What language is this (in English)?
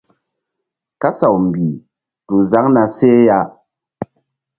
Mbum